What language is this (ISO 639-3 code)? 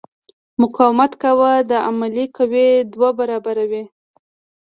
pus